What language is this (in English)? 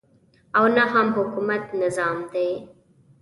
Pashto